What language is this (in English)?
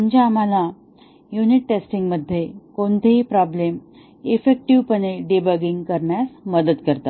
Marathi